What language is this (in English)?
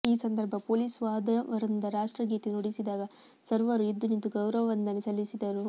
Kannada